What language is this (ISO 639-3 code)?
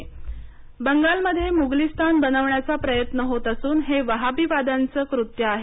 mar